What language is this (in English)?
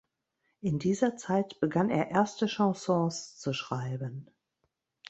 German